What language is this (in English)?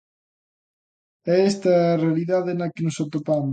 Galician